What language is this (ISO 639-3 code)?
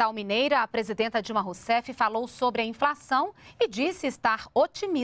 por